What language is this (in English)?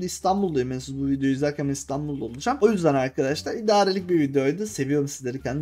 Turkish